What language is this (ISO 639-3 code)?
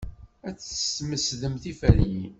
kab